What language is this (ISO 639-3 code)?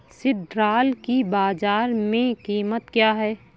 hin